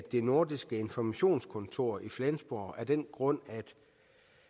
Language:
Danish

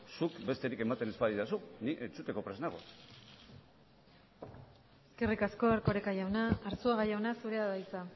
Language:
Basque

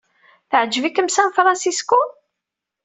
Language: Kabyle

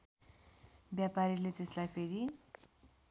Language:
Nepali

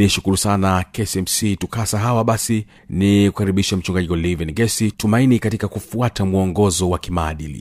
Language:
Swahili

